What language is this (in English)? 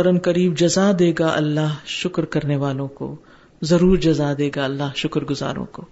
Urdu